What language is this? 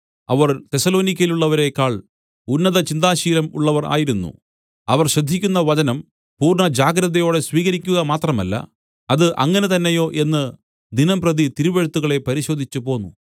Malayalam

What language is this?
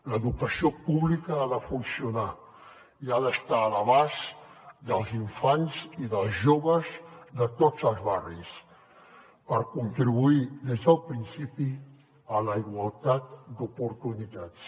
Catalan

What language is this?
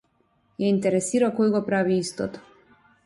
Macedonian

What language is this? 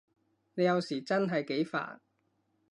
Cantonese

